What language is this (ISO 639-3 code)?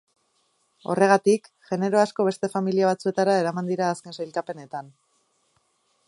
eus